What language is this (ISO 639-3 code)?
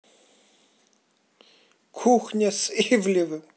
rus